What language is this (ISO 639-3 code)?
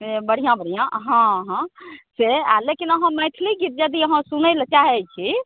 mai